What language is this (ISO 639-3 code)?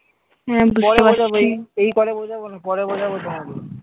ben